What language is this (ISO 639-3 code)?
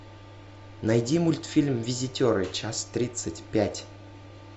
rus